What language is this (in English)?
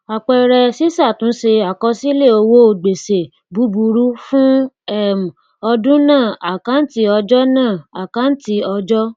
Yoruba